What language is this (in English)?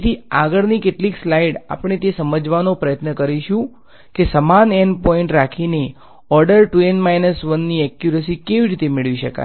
Gujarati